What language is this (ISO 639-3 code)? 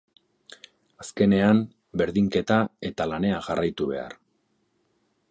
eus